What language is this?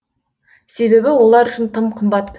Kazakh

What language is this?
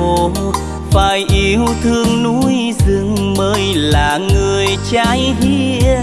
Vietnamese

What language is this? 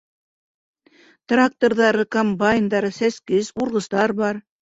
Bashkir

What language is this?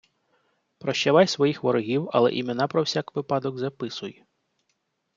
Ukrainian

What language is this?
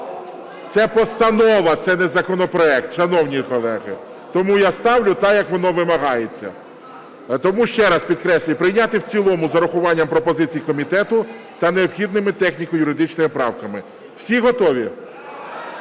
Ukrainian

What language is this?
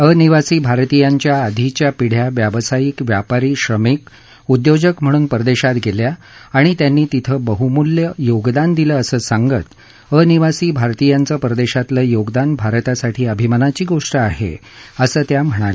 Marathi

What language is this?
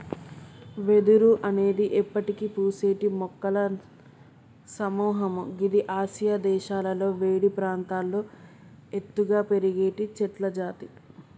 Telugu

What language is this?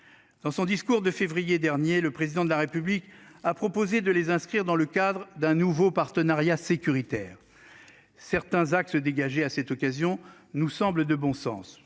French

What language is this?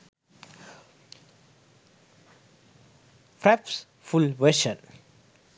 Sinhala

